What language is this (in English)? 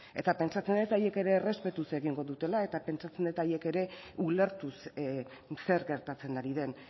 Basque